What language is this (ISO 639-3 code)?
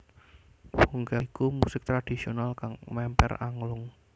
jav